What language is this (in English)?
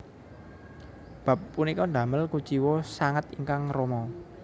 Javanese